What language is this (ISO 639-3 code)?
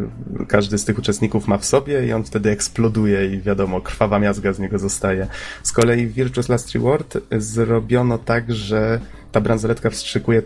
pol